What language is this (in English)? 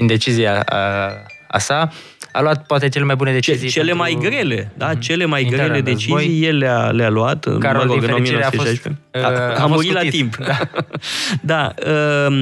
Romanian